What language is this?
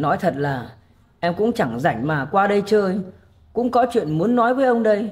Vietnamese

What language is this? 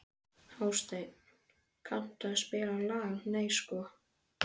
Icelandic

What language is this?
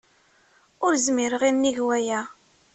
Kabyle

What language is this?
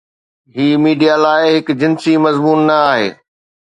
Sindhi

